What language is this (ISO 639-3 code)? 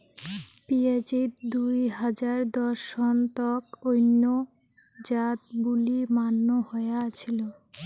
ben